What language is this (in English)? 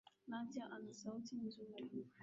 Swahili